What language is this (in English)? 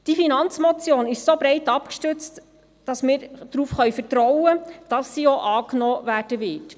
Swiss German